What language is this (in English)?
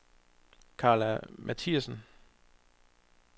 Danish